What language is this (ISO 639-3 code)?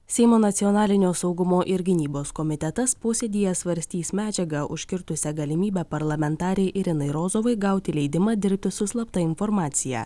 lit